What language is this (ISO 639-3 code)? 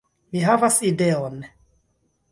epo